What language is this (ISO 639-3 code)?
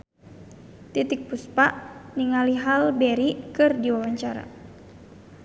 sun